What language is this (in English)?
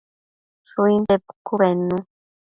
Matsés